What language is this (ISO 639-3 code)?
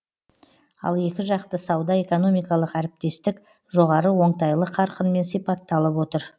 kaz